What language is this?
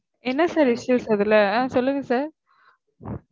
Tamil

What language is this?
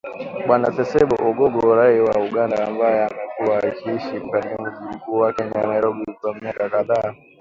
Swahili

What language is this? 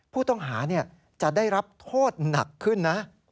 Thai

